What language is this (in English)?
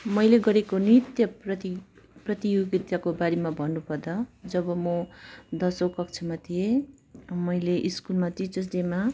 Nepali